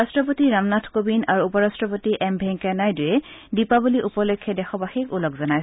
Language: Assamese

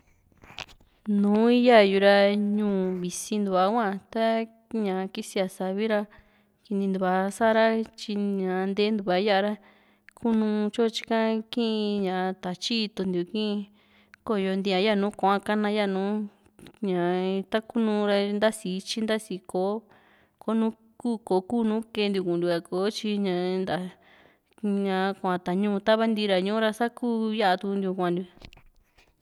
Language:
Juxtlahuaca Mixtec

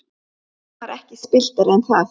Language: Icelandic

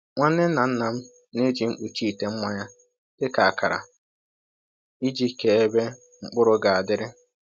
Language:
Igbo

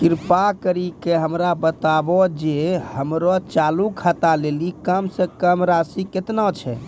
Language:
Maithili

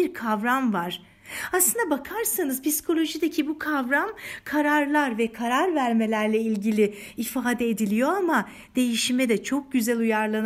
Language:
Turkish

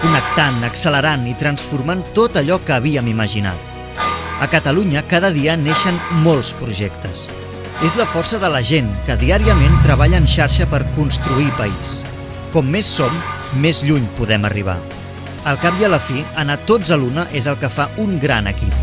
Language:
Catalan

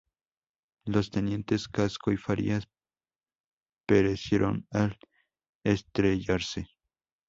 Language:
Spanish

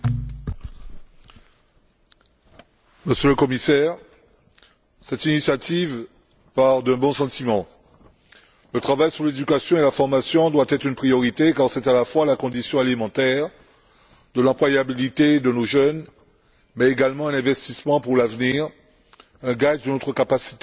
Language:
French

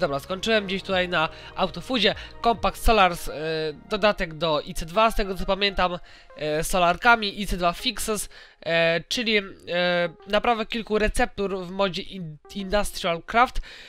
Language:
Polish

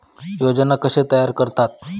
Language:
Marathi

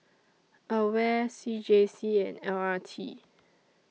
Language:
English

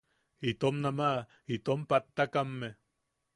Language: Yaqui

